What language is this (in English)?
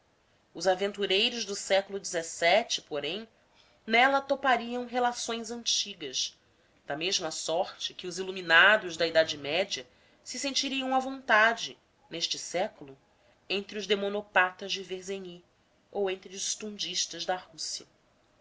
Portuguese